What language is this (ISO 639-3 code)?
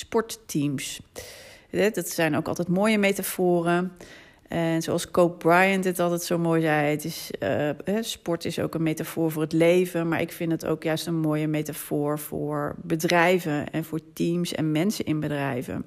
nld